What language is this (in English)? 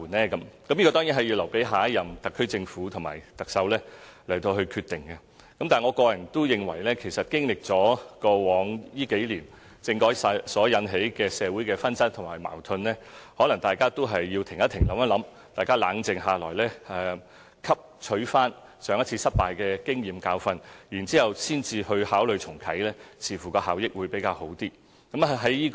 Cantonese